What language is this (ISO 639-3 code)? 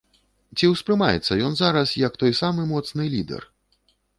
bel